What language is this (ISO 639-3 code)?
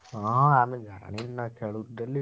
ori